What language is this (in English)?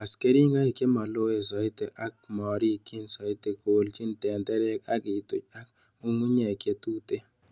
Kalenjin